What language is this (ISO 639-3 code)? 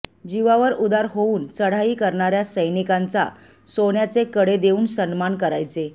mar